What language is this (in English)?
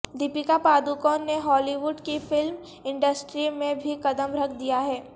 Urdu